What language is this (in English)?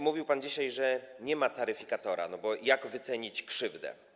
Polish